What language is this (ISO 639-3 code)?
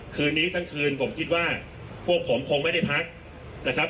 tha